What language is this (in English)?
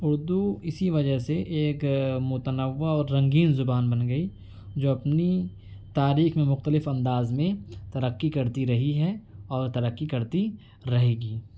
Urdu